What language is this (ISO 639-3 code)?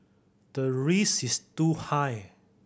eng